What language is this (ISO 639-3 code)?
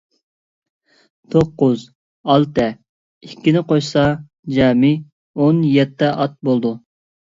uig